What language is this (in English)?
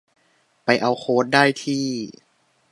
Thai